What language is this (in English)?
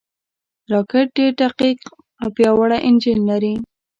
Pashto